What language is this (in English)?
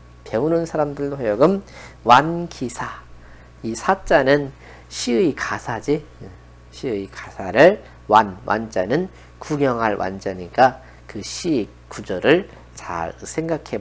Korean